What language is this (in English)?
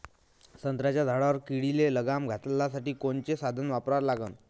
Marathi